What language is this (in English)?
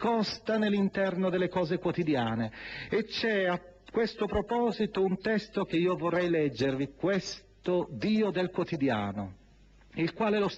Italian